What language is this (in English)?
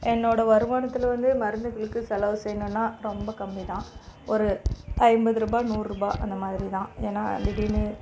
Tamil